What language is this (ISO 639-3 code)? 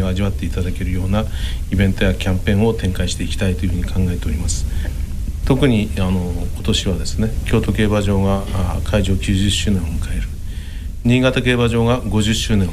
jpn